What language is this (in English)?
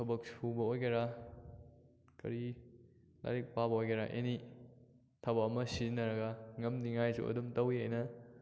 Manipuri